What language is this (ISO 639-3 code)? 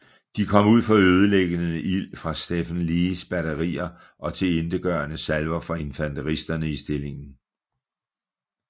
dan